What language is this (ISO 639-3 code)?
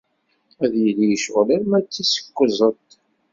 kab